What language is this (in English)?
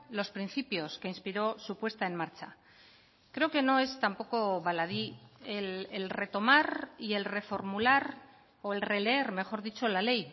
Spanish